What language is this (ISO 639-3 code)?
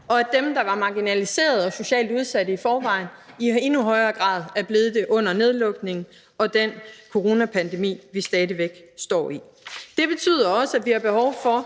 dan